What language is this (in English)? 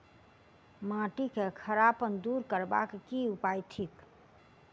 Maithili